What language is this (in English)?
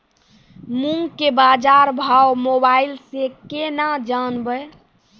Maithili